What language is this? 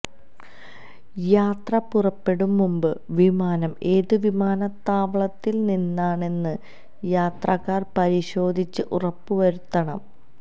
Malayalam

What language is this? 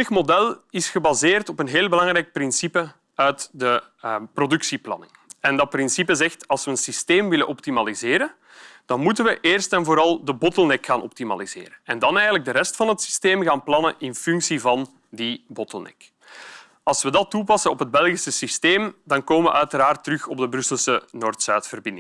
Dutch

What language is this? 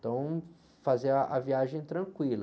Portuguese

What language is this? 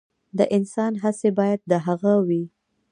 Pashto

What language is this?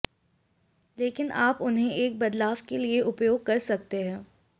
Hindi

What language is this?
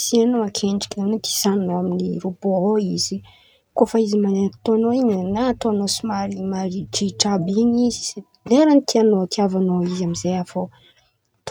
Antankarana Malagasy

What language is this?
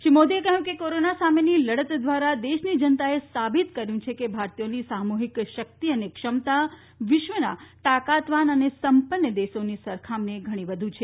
Gujarati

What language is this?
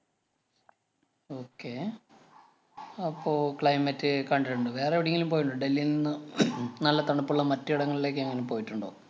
Malayalam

